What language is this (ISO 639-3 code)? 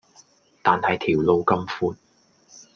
yue